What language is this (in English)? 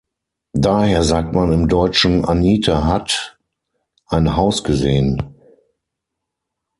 German